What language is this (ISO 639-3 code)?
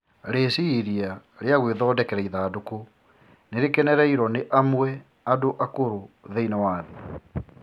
kik